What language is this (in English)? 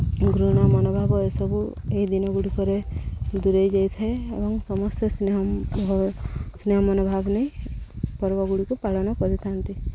Odia